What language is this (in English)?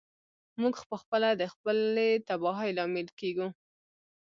Pashto